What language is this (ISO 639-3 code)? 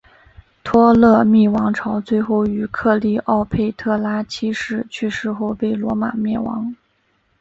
zho